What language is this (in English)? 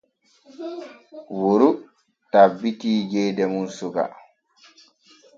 Borgu Fulfulde